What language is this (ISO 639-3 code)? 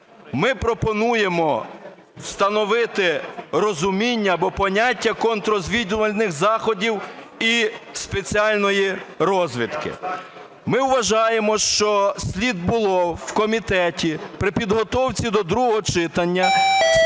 ukr